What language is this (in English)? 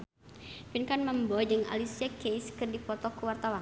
Sundanese